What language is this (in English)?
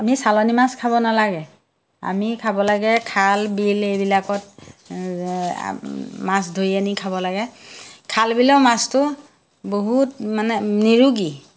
Assamese